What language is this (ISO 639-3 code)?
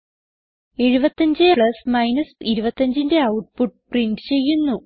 mal